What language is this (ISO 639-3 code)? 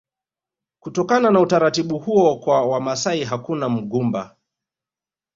swa